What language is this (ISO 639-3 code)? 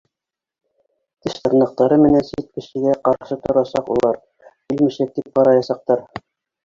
bak